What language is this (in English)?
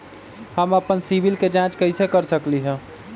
Magahi